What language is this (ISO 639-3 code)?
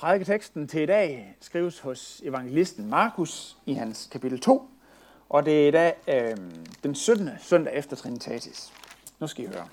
dan